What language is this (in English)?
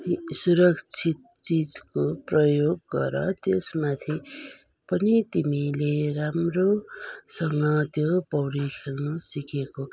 Nepali